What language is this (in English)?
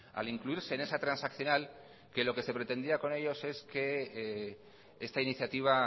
Spanish